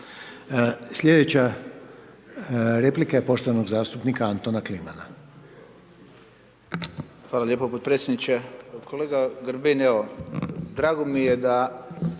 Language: Croatian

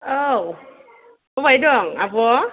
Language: Bodo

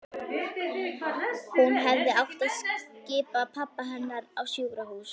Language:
Icelandic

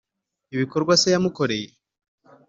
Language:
Kinyarwanda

